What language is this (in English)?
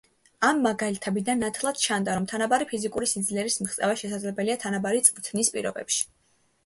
Georgian